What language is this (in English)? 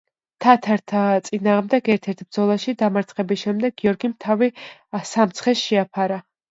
Georgian